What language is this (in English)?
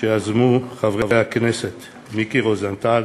Hebrew